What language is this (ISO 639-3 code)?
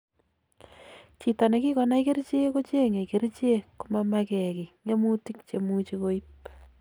kln